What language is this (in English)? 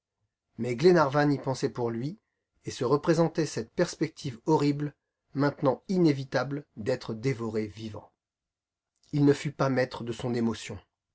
French